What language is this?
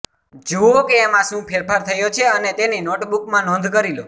Gujarati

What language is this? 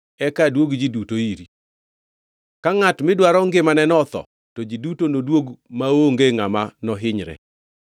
Luo (Kenya and Tanzania)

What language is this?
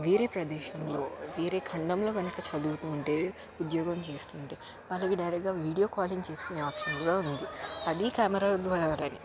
Telugu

